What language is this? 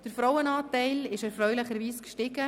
Swiss German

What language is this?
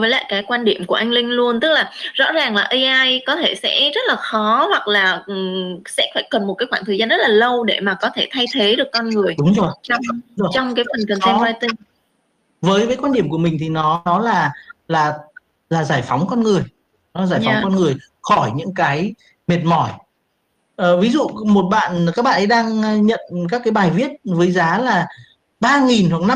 Vietnamese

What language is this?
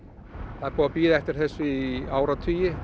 Icelandic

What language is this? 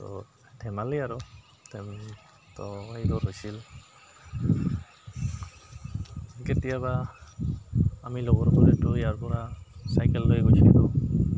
Assamese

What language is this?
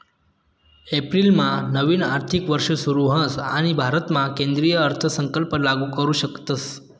Marathi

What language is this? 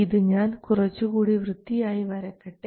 Malayalam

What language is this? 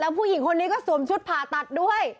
Thai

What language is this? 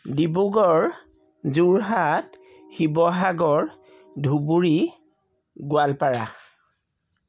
Assamese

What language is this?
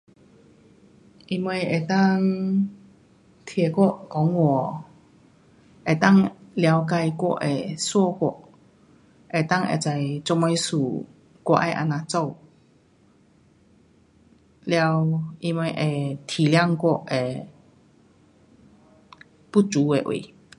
Pu-Xian Chinese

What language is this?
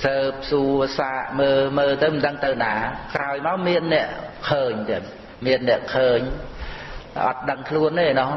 Khmer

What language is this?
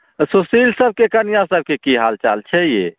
Maithili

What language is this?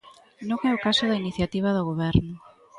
Galician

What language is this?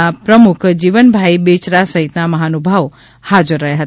Gujarati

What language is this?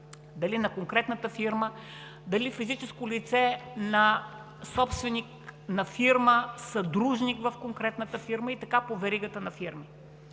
Bulgarian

